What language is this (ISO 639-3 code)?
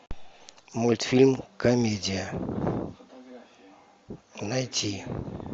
rus